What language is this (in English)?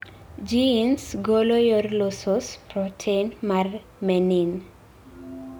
Luo (Kenya and Tanzania)